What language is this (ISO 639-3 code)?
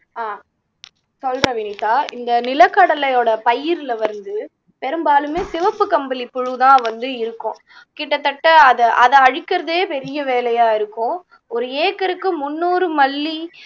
tam